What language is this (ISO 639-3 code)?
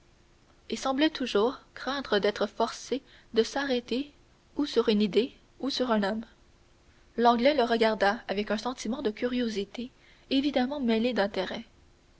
fra